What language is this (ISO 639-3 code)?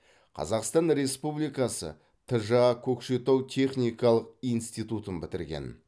kaz